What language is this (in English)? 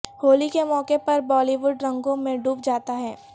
Urdu